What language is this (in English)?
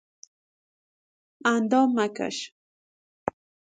Persian